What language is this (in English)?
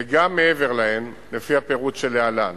Hebrew